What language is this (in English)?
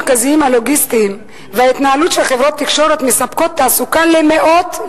Hebrew